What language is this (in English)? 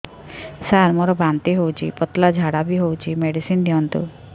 Odia